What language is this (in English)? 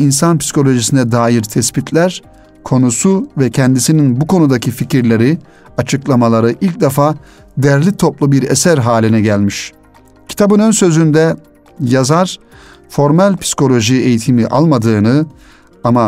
Turkish